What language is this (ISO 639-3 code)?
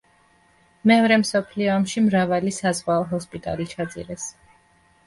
kat